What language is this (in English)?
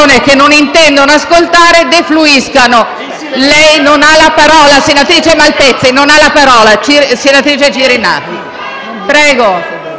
Italian